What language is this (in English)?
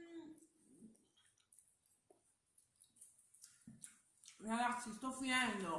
Italian